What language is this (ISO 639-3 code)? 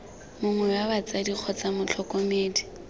tsn